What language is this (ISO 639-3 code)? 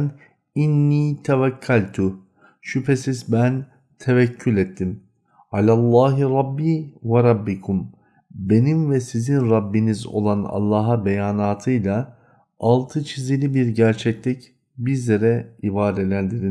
tur